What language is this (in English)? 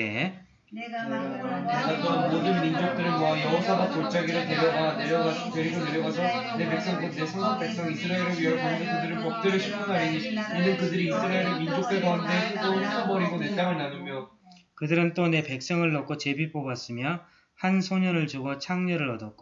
Korean